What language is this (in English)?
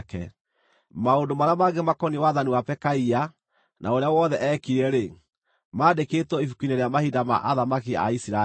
Kikuyu